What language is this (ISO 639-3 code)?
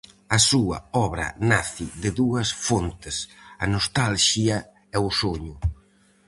glg